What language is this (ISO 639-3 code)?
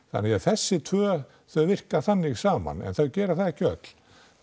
isl